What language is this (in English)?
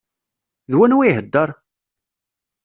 Kabyle